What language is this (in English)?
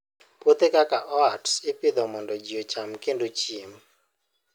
Luo (Kenya and Tanzania)